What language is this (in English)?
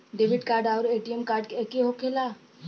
Bhojpuri